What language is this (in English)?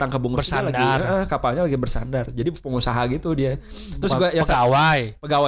Indonesian